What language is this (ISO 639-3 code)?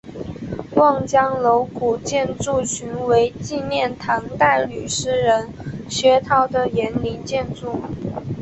zho